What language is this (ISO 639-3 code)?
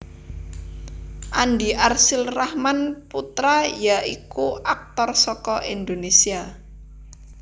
jav